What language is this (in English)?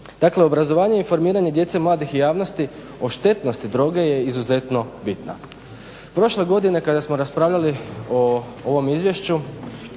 Croatian